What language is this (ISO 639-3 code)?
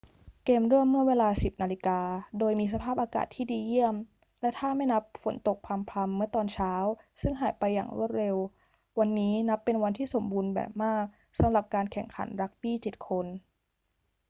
tha